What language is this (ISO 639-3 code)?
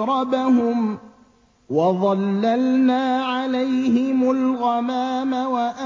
ara